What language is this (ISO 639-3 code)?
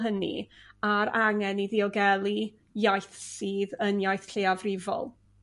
cym